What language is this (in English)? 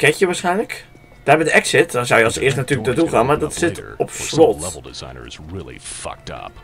Dutch